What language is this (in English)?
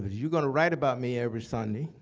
English